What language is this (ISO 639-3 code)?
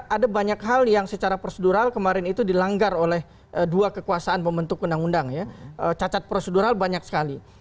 ind